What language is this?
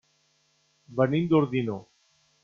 Catalan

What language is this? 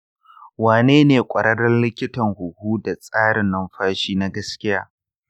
Hausa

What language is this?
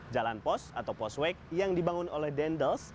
Indonesian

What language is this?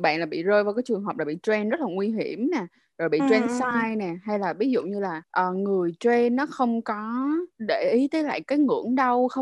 Vietnamese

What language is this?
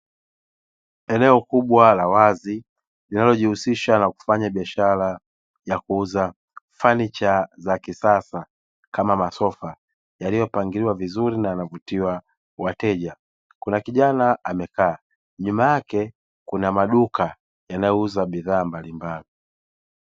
Swahili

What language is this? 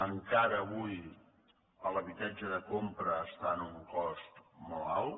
Catalan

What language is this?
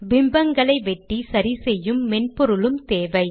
Tamil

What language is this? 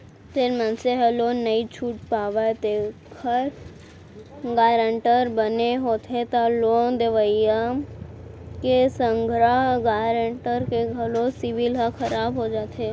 Chhattisgarhi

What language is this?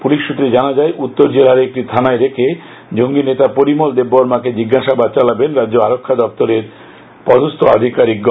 Bangla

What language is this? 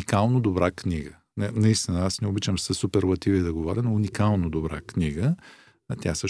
Bulgarian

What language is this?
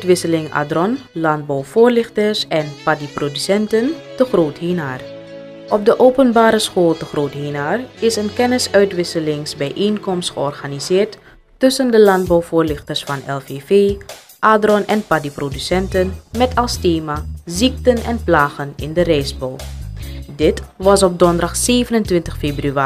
Dutch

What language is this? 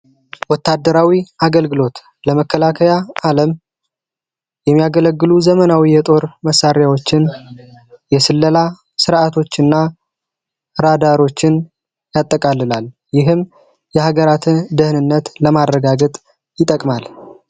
Amharic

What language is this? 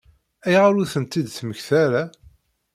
Kabyle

